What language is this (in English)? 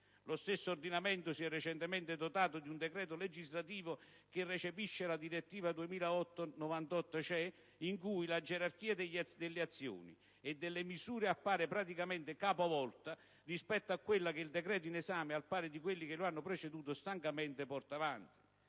Italian